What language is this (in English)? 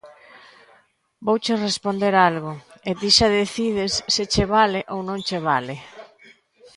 Galician